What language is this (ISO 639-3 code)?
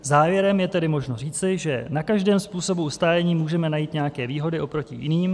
ces